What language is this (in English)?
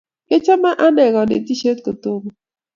Kalenjin